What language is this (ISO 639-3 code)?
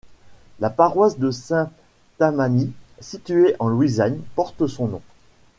fra